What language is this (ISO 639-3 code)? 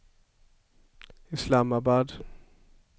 swe